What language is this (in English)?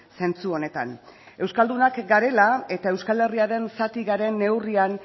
Basque